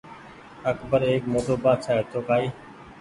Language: Goaria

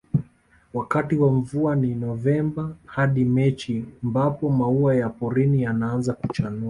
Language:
Swahili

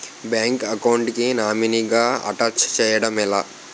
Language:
Telugu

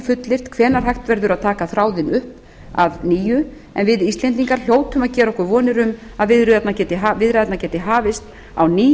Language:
Icelandic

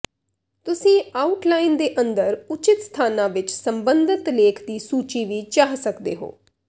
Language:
Punjabi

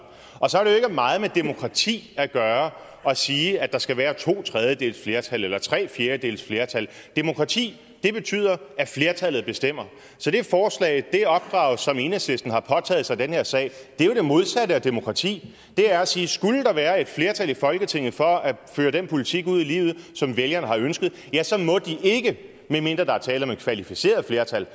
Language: Danish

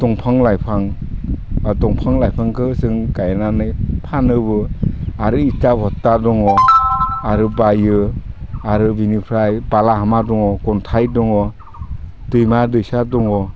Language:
Bodo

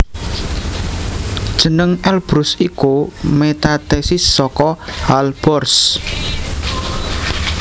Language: Javanese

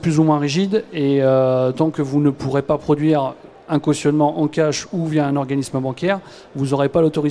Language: French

